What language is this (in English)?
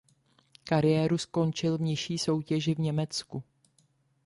Czech